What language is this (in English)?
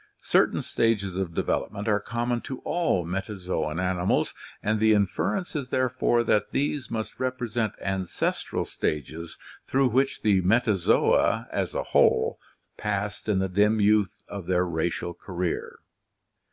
English